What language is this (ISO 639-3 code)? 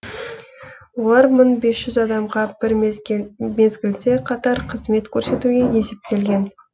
kaz